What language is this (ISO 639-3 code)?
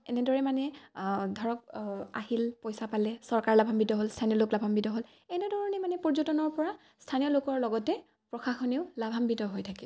asm